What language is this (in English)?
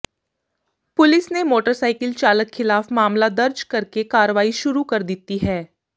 Punjabi